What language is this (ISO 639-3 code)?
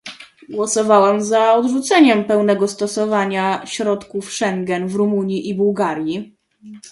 pol